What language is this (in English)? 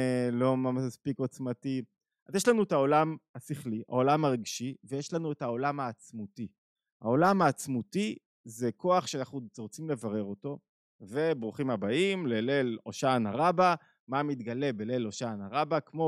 Hebrew